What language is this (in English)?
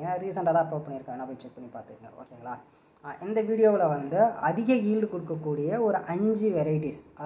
Thai